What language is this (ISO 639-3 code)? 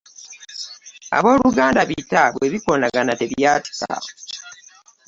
lug